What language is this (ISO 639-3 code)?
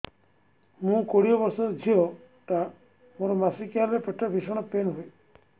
ori